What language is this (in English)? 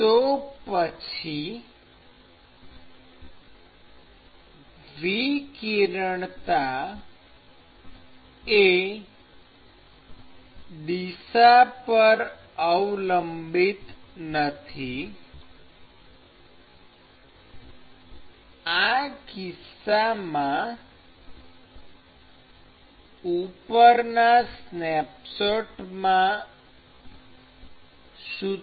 Gujarati